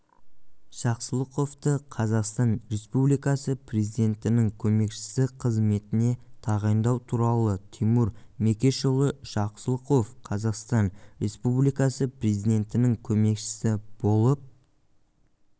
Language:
Kazakh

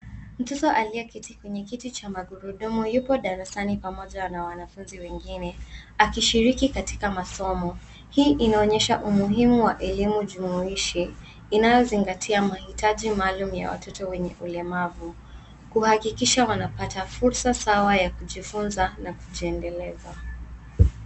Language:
Swahili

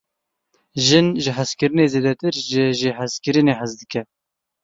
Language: Kurdish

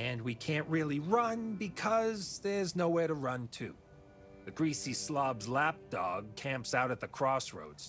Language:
Polish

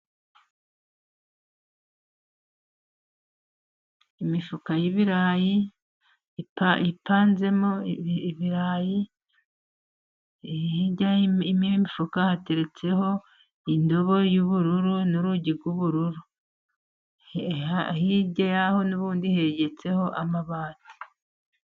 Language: Kinyarwanda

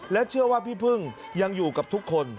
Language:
Thai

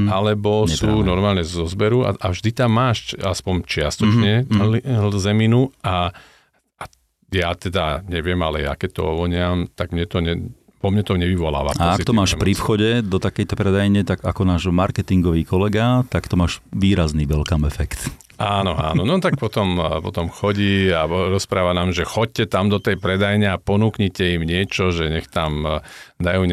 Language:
Slovak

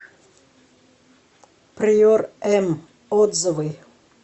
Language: Russian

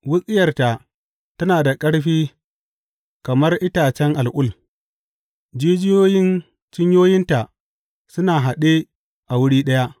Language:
Hausa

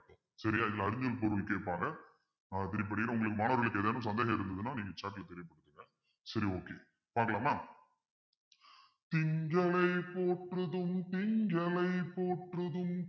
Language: Tamil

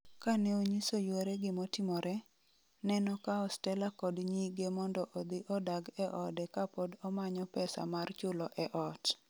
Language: Luo (Kenya and Tanzania)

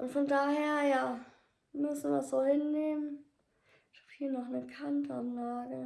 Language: German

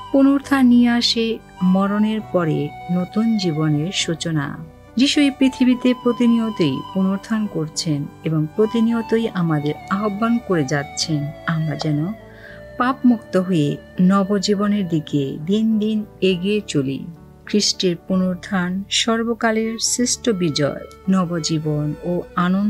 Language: Romanian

